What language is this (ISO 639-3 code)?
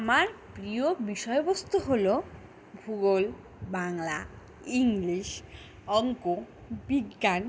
ben